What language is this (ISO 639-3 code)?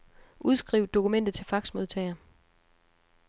dan